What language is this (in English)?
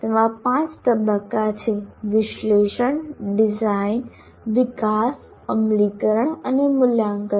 Gujarati